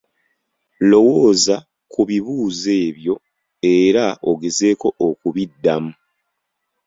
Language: Ganda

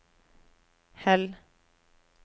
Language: Norwegian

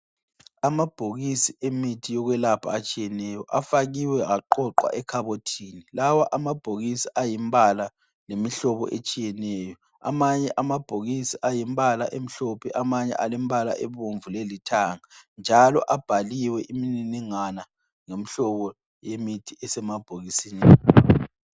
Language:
North Ndebele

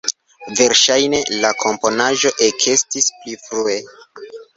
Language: Esperanto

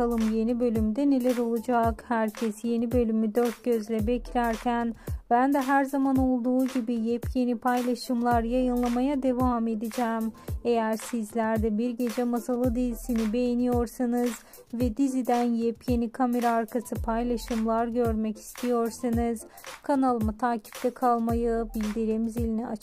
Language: Turkish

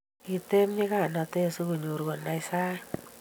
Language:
Kalenjin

